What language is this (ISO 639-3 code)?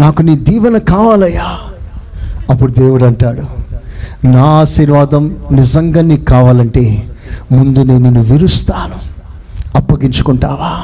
tel